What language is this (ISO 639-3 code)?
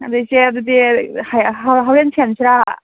mni